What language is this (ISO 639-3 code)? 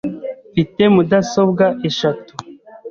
kin